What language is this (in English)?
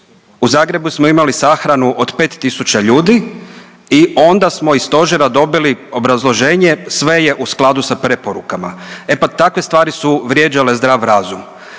Croatian